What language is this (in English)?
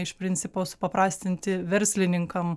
Lithuanian